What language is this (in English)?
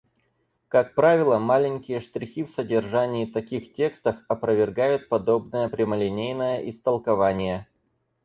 Russian